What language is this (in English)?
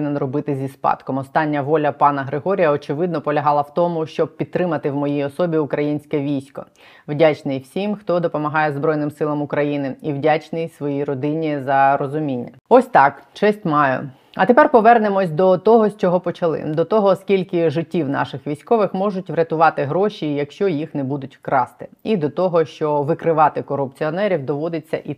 Ukrainian